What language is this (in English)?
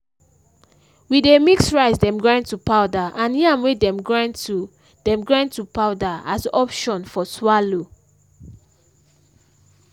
Nigerian Pidgin